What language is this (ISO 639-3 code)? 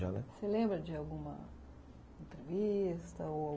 por